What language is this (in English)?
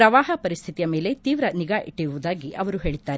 Kannada